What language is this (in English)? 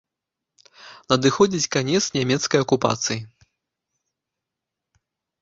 Belarusian